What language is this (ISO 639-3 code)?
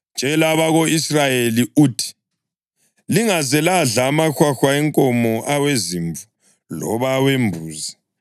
nde